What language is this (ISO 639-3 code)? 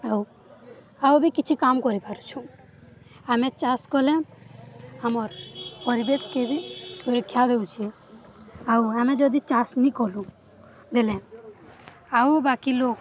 ori